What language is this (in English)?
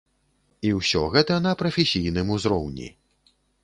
Belarusian